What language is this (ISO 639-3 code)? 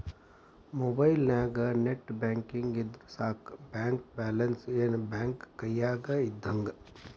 kan